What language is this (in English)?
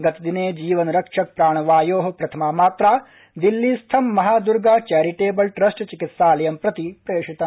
Sanskrit